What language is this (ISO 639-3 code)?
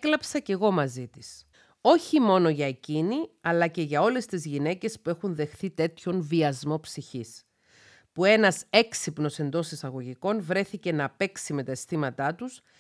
ell